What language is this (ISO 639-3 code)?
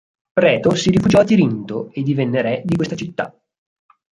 ita